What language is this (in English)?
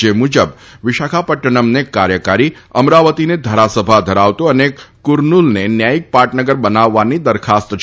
Gujarati